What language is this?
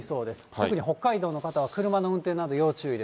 Japanese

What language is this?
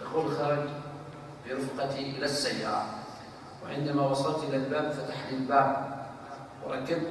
Arabic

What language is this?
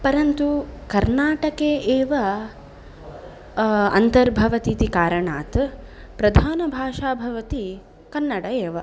Sanskrit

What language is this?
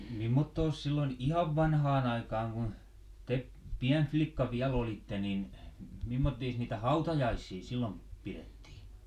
Finnish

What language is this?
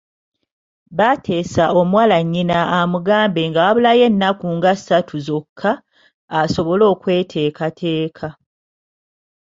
Ganda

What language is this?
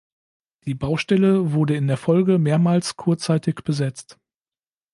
German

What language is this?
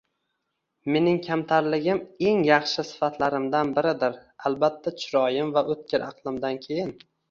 Uzbek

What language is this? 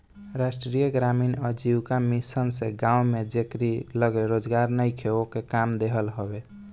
Bhojpuri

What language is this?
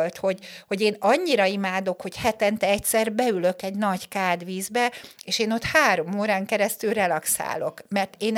Hungarian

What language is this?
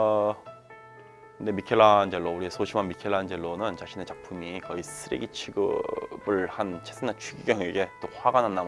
Korean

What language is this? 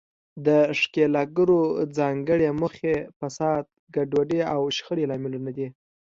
Pashto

